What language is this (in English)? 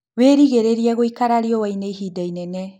Kikuyu